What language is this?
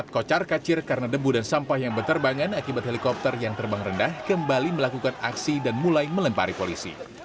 Indonesian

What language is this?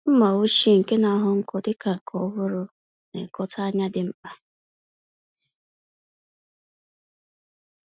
Igbo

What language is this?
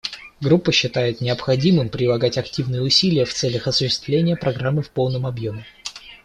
Russian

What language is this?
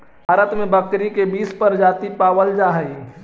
Magahi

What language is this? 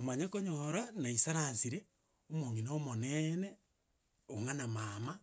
Gusii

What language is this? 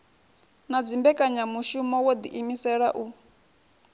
Venda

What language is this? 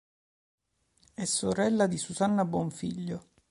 Italian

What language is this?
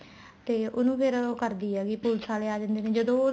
Punjabi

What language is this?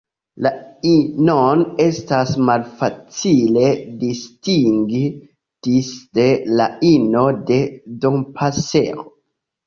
Esperanto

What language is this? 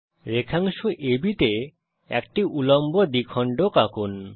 Bangla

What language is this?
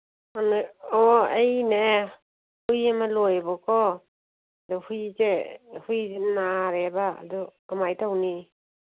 Manipuri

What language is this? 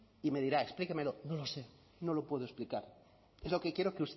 Spanish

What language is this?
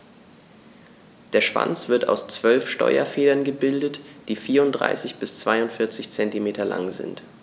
German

